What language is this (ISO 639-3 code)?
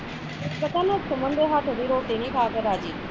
pan